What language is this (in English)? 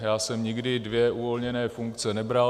Czech